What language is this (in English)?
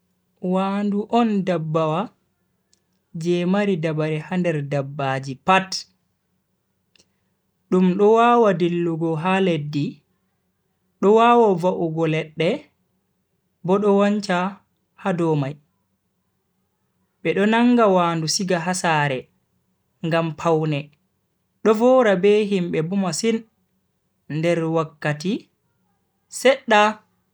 Bagirmi Fulfulde